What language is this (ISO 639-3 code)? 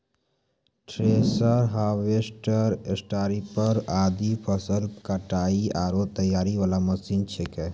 mai